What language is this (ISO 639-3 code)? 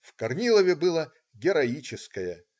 rus